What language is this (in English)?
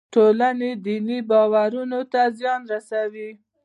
Pashto